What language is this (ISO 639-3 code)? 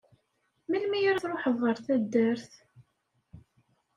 kab